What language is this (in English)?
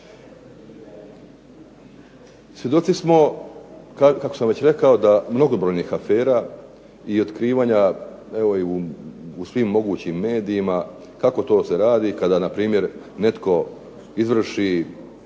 Croatian